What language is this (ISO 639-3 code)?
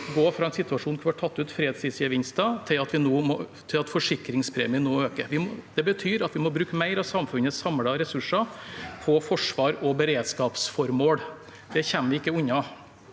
nor